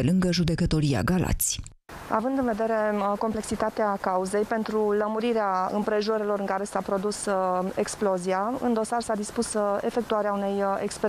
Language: Romanian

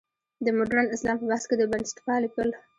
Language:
Pashto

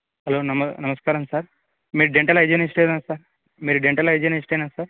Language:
Telugu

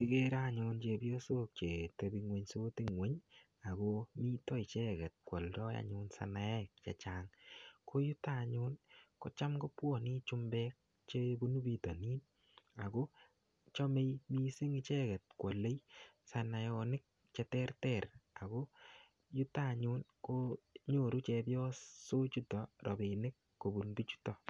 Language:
Kalenjin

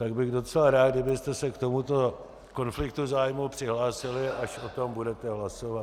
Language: Czech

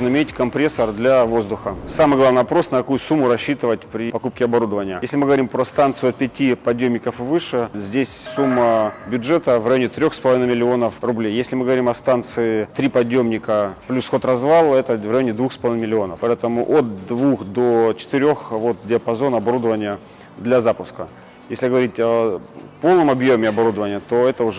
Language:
Russian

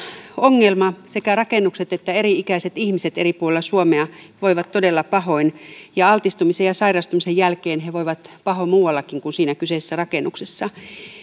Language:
Finnish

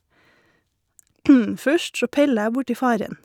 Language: Norwegian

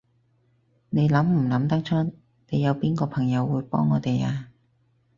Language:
Cantonese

